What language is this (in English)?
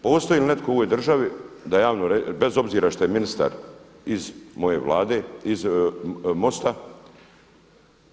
Croatian